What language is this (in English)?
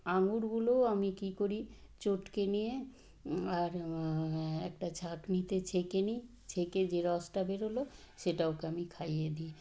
Bangla